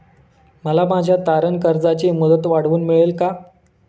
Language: Marathi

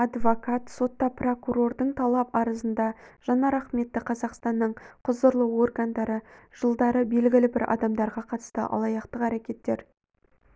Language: Kazakh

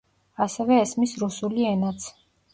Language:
Georgian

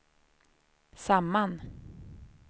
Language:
Swedish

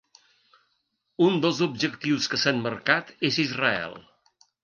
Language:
Catalan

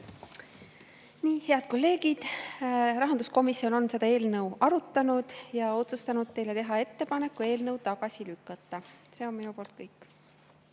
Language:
Estonian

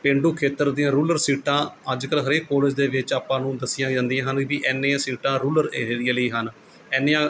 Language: Punjabi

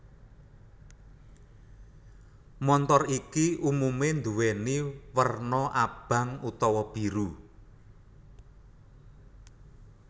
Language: Javanese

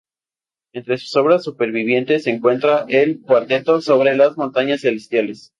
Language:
Spanish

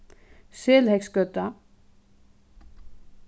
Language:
Faroese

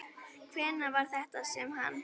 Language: Icelandic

